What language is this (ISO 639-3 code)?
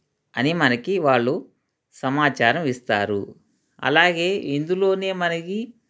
tel